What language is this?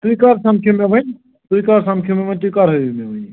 Kashmiri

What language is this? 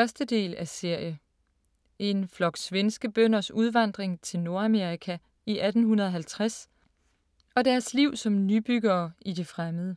Danish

